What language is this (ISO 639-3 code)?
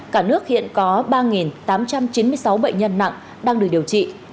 vie